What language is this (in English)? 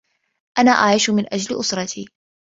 Arabic